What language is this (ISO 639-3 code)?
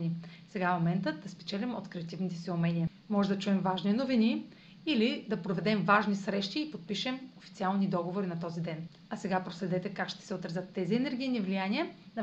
bul